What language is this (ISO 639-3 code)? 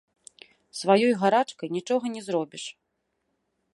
bel